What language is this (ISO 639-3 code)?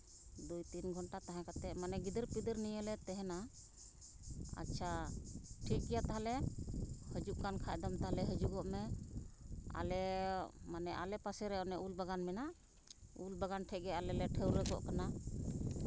sat